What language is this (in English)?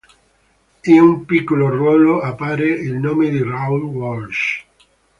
Italian